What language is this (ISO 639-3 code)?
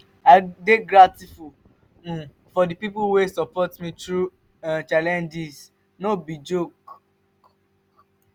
pcm